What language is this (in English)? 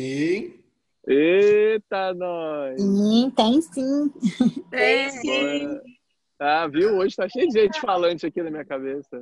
Portuguese